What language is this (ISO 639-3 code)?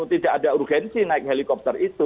ind